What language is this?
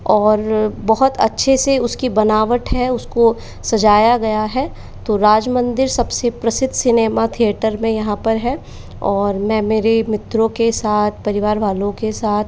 Hindi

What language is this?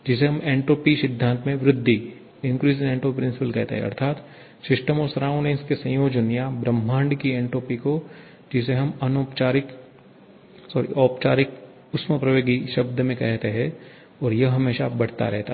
Hindi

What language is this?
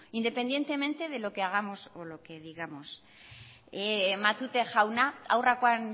Spanish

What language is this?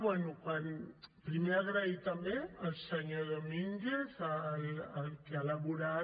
Catalan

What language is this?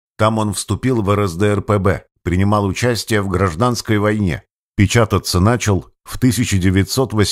Russian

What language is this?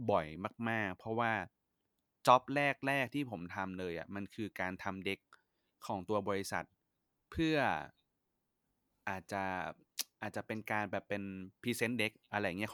Thai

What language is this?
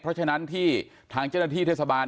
Thai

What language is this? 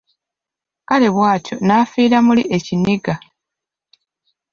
Ganda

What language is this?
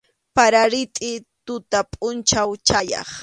Arequipa-La Unión Quechua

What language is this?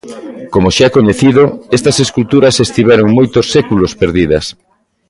Galician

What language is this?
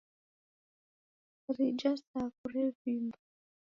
Taita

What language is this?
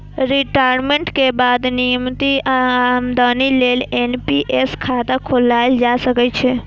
Maithili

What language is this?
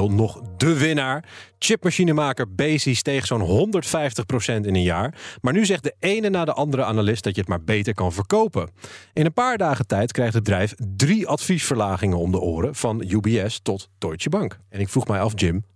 Dutch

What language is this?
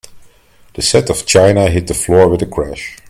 English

